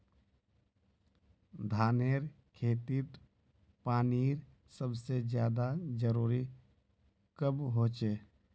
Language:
Magahi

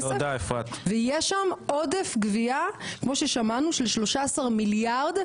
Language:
Hebrew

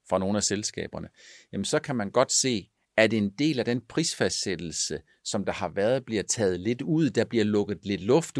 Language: Danish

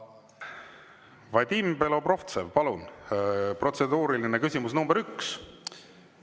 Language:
Estonian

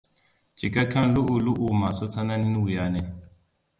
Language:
Hausa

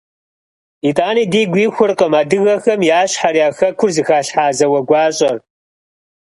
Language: Kabardian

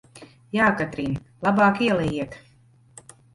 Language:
Latvian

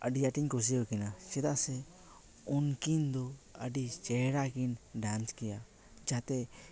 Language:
Santali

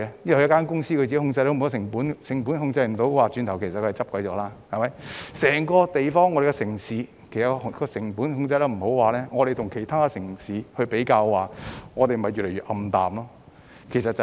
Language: Cantonese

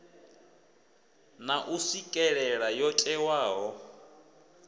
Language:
Venda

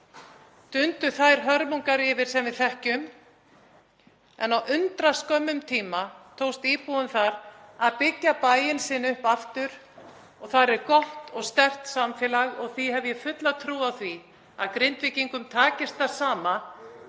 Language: Icelandic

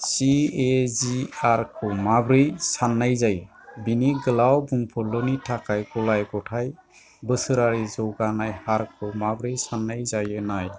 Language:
Bodo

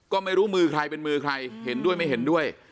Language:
Thai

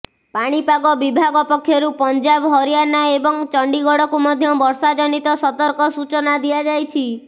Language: Odia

